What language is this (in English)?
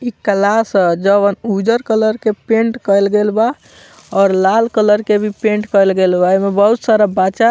Bhojpuri